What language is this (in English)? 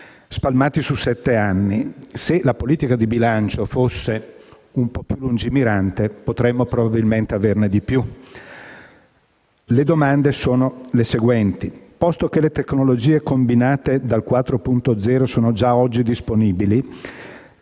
Italian